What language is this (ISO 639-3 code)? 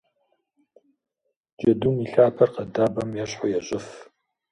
kbd